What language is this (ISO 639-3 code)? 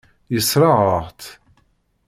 kab